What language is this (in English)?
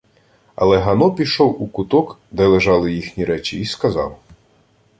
Ukrainian